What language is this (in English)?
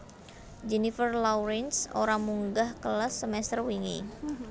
Javanese